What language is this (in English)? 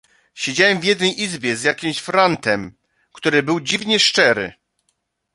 Polish